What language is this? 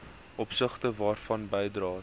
Afrikaans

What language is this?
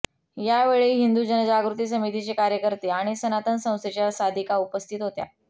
Marathi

